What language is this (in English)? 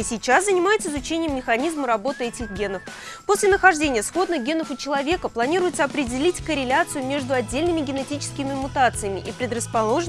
Russian